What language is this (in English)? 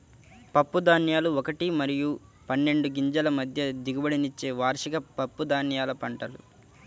Telugu